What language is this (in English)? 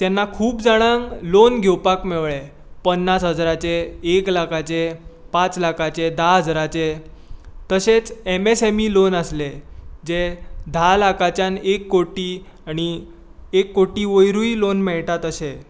Konkani